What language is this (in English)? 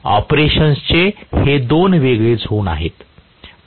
Marathi